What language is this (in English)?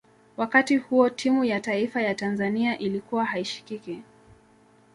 Swahili